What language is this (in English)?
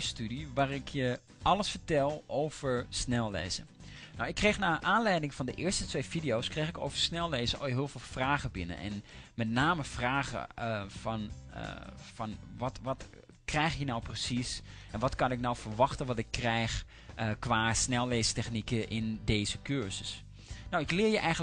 Dutch